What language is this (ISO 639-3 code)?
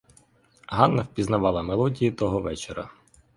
ukr